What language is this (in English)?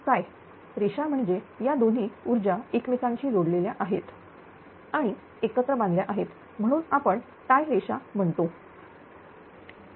Marathi